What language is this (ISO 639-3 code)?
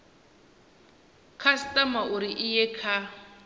ven